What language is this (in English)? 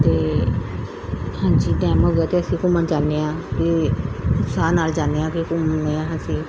Punjabi